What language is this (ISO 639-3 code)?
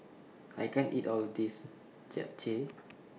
eng